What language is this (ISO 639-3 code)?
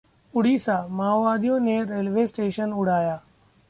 hin